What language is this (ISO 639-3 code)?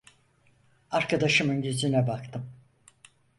tur